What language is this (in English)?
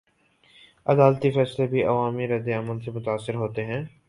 Urdu